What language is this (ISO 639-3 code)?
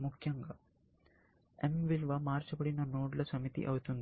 tel